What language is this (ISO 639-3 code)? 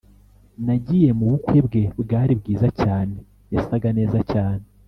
kin